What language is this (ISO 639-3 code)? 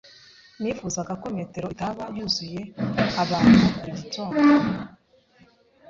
kin